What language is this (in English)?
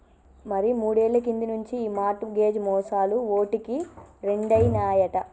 Telugu